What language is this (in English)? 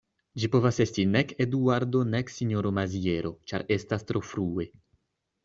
Esperanto